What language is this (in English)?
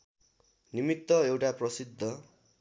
Nepali